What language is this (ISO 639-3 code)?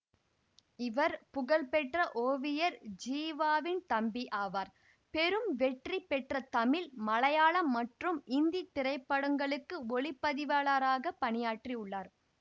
tam